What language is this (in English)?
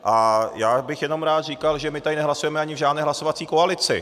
Czech